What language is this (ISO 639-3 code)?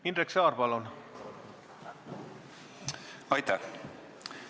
est